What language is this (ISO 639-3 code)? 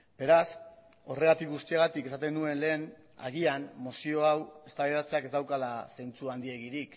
eus